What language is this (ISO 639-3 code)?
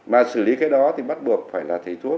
vie